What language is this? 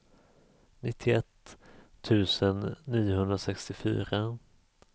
Swedish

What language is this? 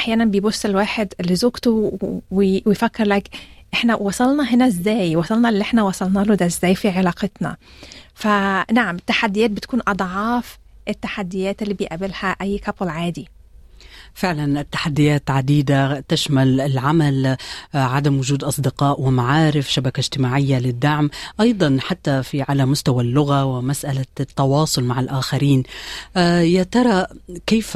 Arabic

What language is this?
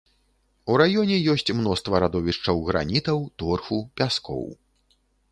Belarusian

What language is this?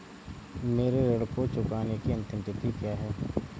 Hindi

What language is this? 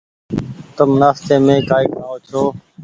Goaria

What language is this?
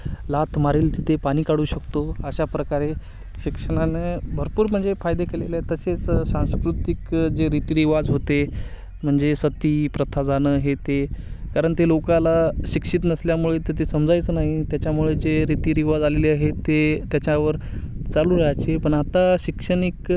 Marathi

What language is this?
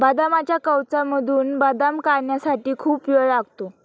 Marathi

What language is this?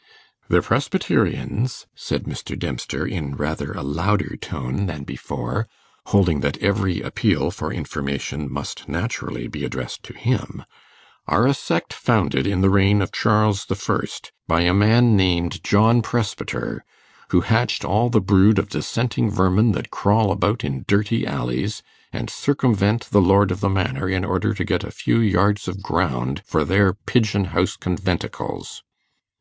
English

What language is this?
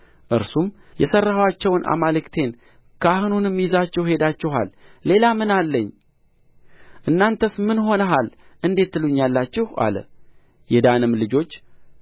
Amharic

